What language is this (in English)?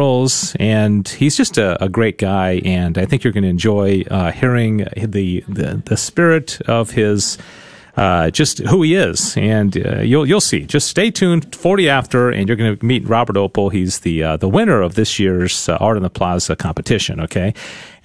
English